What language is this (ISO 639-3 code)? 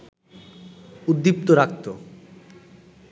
ben